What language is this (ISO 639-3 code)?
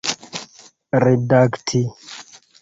epo